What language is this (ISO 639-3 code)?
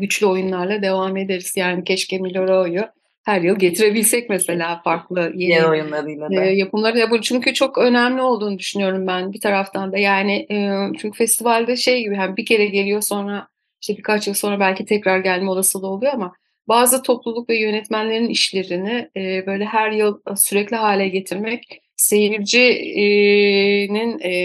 tur